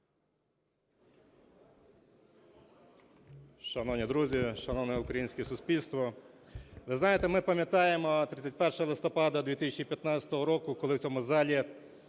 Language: Ukrainian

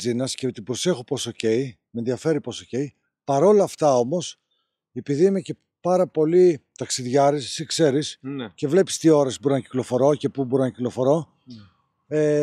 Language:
Greek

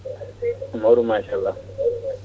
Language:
Fula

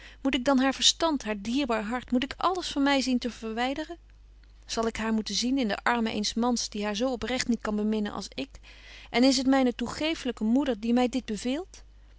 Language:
Dutch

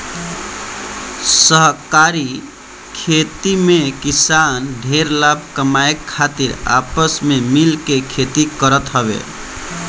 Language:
Bhojpuri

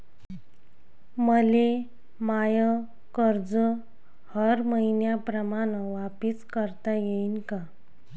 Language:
Marathi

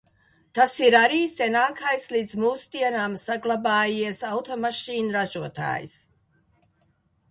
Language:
Latvian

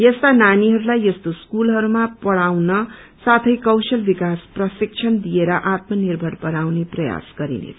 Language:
Nepali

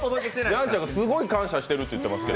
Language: Japanese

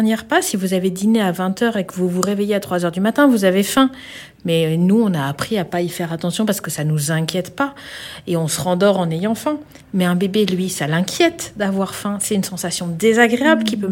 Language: French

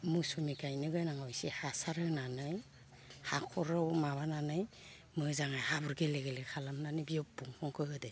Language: Bodo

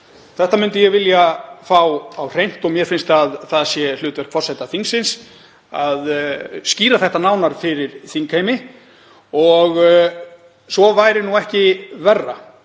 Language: Icelandic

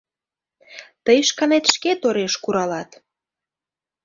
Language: Mari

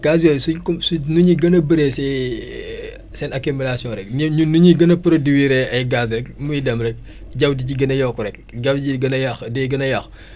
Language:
Wolof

